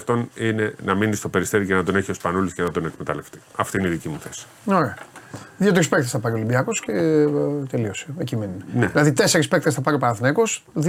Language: Greek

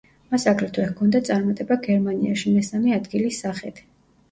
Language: Georgian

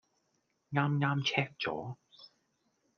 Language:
Cantonese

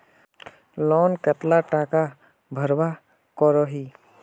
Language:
Magahi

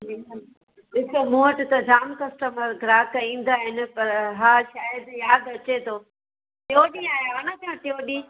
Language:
Sindhi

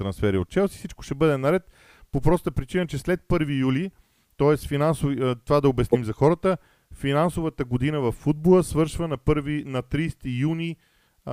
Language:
Bulgarian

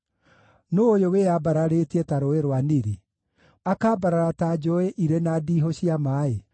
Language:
Kikuyu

